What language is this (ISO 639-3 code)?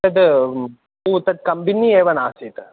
san